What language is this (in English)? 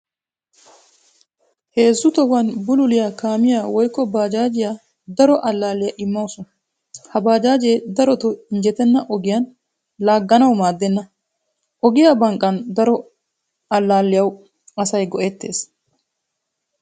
Wolaytta